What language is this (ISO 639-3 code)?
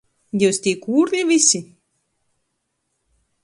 ltg